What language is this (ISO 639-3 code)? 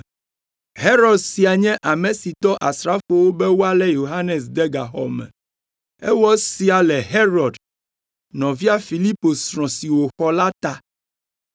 ewe